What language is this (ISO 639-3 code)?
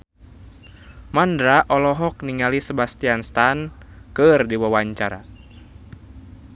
sun